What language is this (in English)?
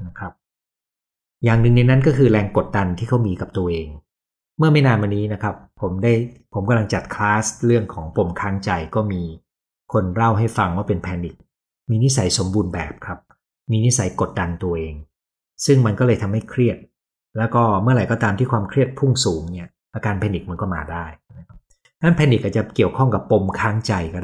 Thai